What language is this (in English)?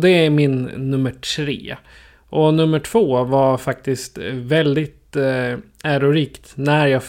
Swedish